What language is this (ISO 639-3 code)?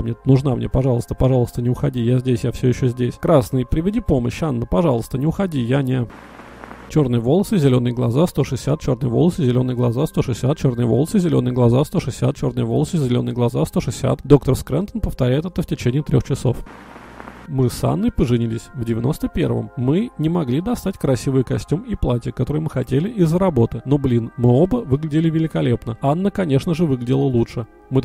rus